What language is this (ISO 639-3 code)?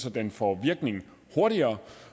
dan